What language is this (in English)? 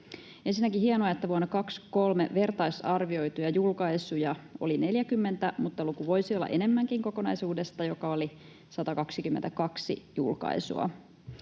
Finnish